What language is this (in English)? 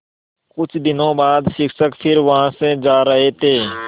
Hindi